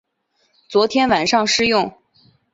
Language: Chinese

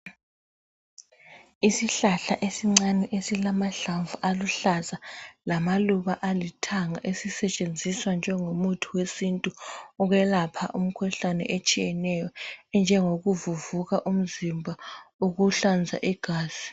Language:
North Ndebele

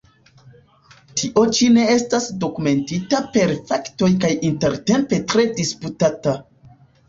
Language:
Esperanto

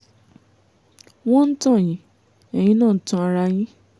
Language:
Yoruba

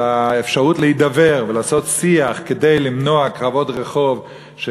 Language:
Hebrew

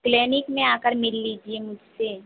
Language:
Hindi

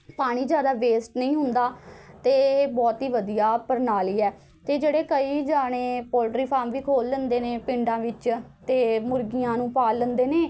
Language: Punjabi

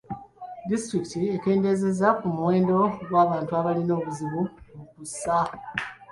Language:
Ganda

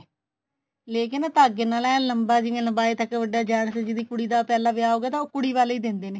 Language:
Punjabi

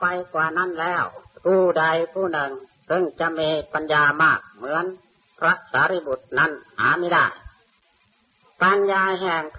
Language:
Thai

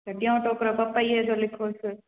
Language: Sindhi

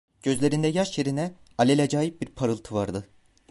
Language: Turkish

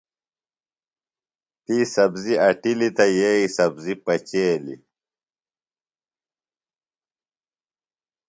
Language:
Phalura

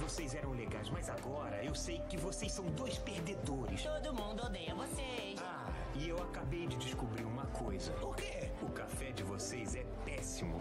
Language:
Portuguese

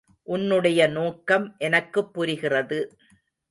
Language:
Tamil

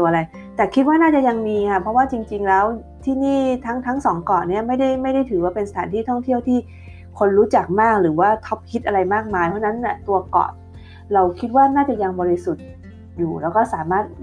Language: Thai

